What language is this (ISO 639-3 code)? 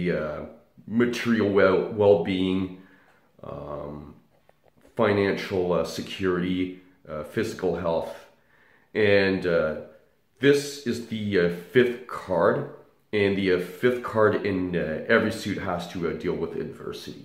eng